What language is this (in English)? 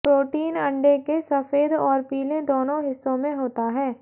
Hindi